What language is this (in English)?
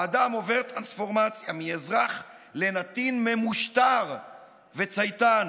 Hebrew